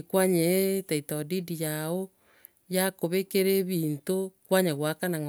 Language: Gusii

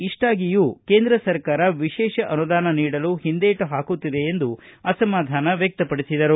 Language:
Kannada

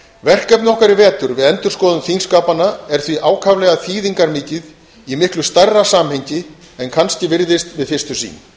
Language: Icelandic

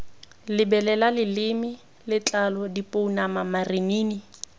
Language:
Tswana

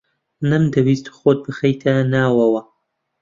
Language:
Central Kurdish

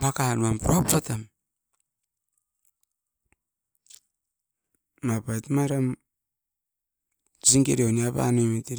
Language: Askopan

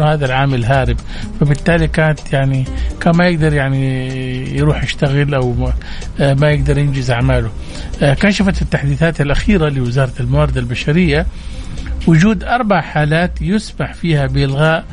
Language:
Arabic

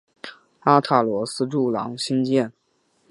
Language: Chinese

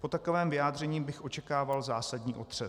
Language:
Czech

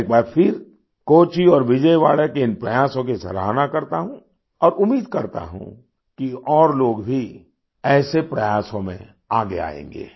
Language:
Hindi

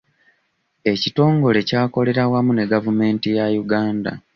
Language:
Ganda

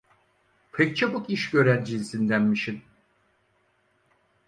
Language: Turkish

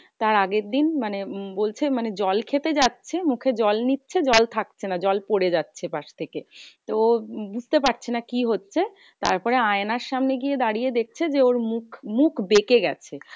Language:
Bangla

